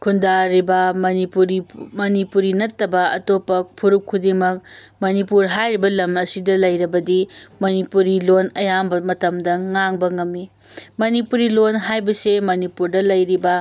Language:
Manipuri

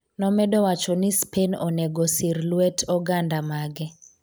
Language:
Luo (Kenya and Tanzania)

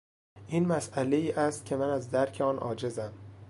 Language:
Persian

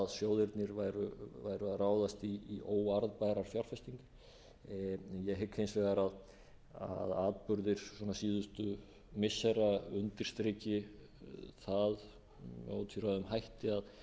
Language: Icelandic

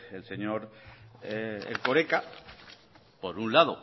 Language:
Spanish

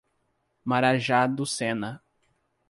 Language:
Portuguese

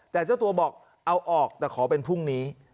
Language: Thai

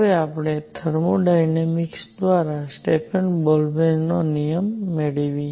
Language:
Gujarati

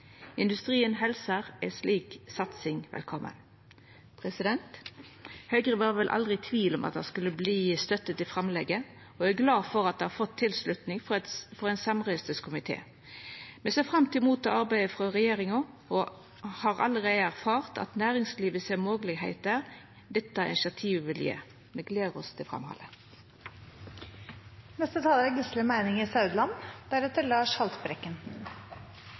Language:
Norwegian Nynorsk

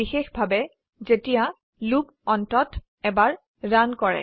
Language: Assamese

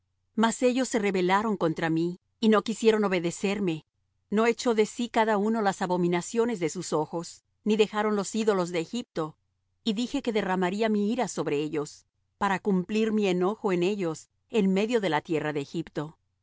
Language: Spanish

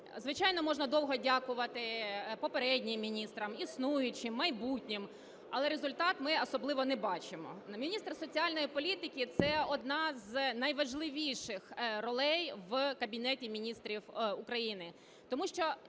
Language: Ukrainian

